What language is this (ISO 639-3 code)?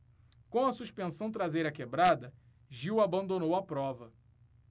por